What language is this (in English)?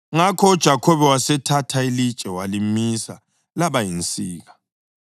North Ndebele